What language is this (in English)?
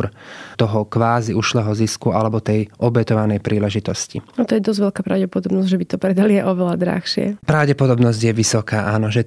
Slovak